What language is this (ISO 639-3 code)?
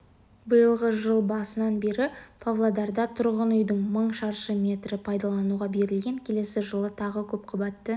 kaz